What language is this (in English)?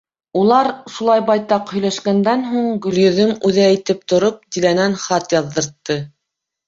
Bashkir